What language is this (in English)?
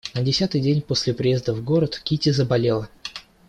Russian